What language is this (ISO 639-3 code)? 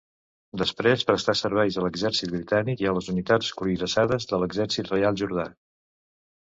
cat